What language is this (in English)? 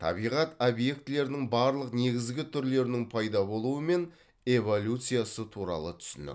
Kazakh